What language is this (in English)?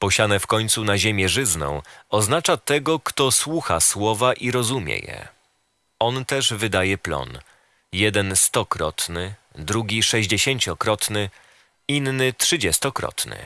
Polish